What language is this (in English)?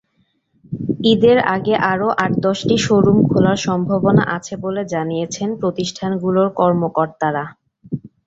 Bangla